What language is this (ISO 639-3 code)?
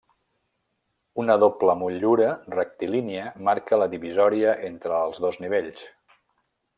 cat